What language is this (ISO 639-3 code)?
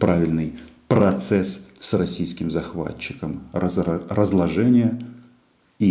rus